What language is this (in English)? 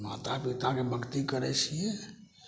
Maithili